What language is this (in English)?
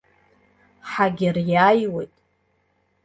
Abkhazian